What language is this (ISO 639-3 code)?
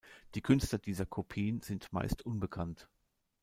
deu